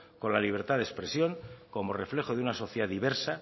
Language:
Spanish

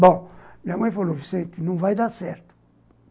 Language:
Portuguese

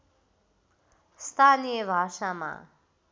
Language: Nepali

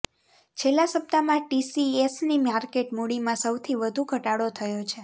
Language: Gujarati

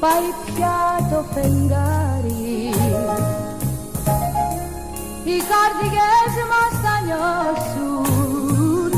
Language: Greek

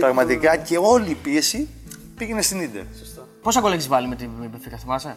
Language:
Greek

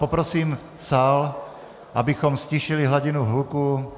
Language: Czech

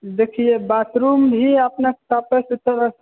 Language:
Maithili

